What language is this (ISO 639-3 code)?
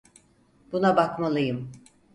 tur